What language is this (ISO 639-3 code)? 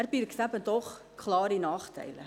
gsw